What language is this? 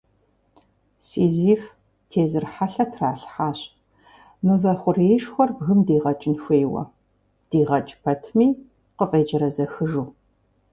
Kabardian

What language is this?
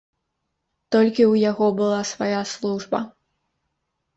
Belarusian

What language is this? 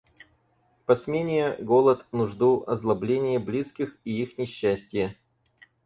Russian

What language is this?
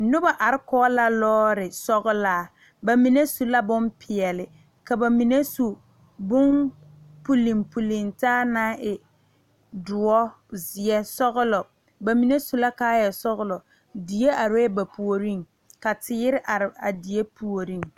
Southern Dagaare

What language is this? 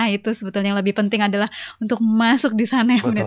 Indonesian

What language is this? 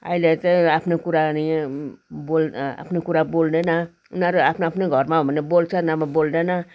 Nepali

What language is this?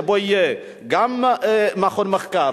Hebrew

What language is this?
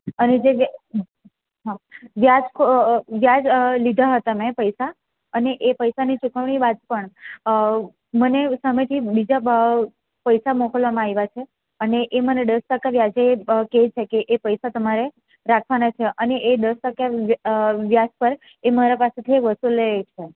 Gujarati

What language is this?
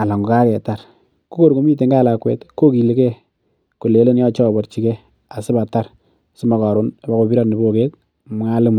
Kalenjin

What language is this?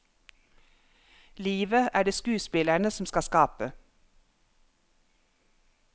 Norwegian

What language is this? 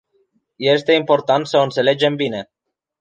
Romanian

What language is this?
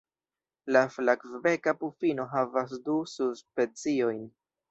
Esperanto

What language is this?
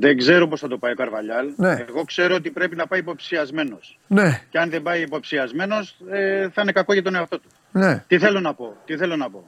Greek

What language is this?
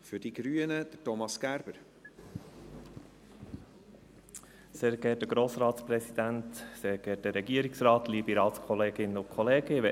Swiss German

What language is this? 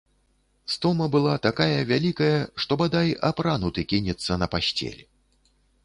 Belarusian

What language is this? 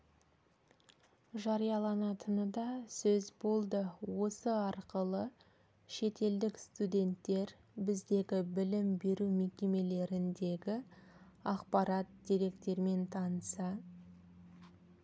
Kazakh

